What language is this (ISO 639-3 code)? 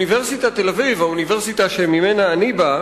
heb